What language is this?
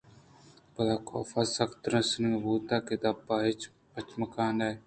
Eastern Balochi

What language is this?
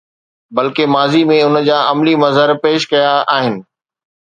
Sindhi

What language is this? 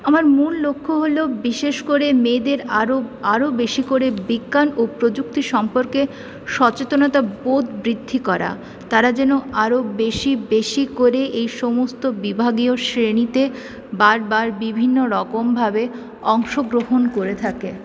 Bangla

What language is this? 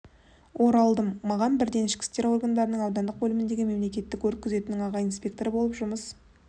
Kazakh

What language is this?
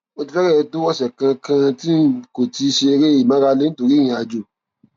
Yoruba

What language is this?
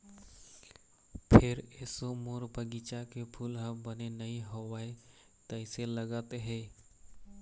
Chhattisgarhi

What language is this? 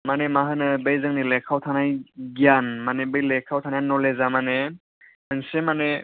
Bodo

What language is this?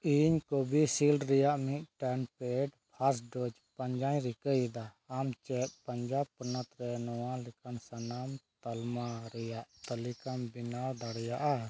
Santali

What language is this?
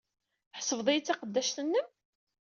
Kabyle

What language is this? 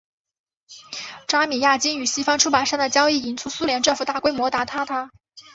Chinese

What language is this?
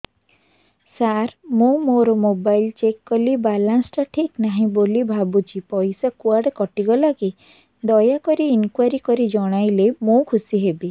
Odia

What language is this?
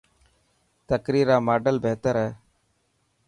Dhatki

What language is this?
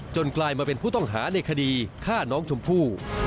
Thai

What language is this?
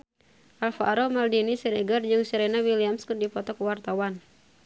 Sundanese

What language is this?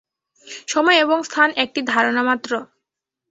Bangla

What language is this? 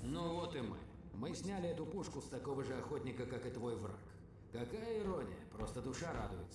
Russian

